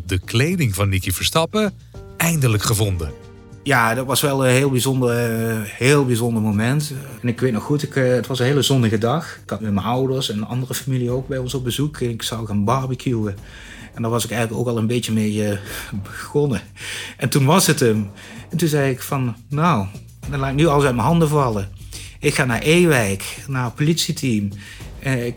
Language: Dutch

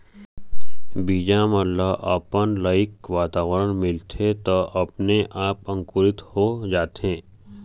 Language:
Chhattisgarhi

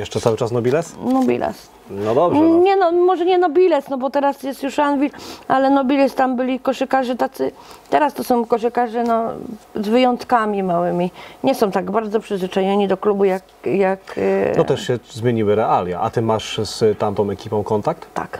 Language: Polish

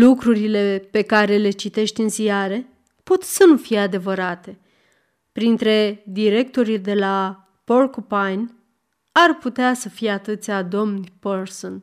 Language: Romanian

